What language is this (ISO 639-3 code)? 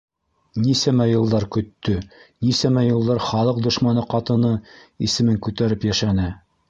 bak